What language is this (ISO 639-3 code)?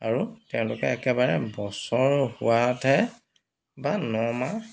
asm